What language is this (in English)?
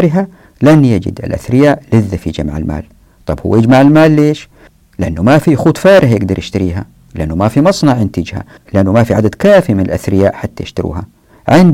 Arabic